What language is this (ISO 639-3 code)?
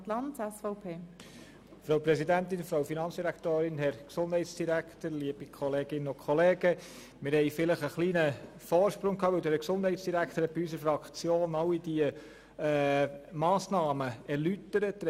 gsw